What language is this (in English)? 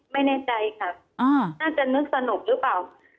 Thai